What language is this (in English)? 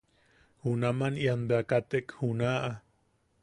Yaqui